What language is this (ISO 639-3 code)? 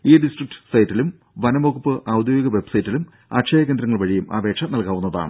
mal